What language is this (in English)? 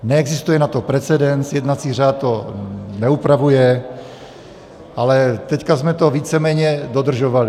Czech